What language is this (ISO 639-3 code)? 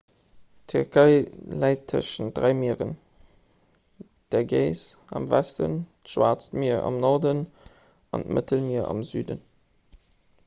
ltz